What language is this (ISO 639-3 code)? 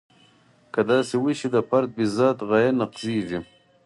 pus